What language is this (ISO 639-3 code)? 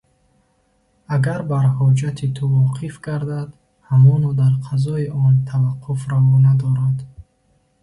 tgk